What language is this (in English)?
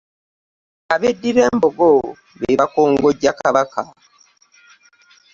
Ganda